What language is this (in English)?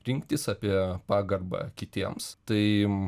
Lithuanian